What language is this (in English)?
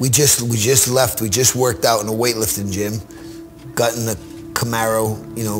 English